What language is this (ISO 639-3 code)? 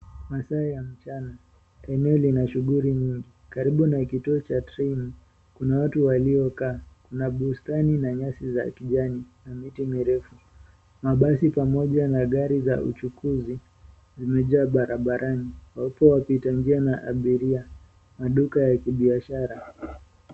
swa